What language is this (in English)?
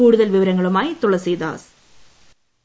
Malayalam